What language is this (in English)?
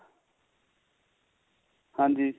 Punjabi